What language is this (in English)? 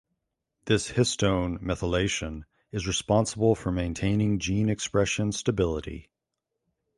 English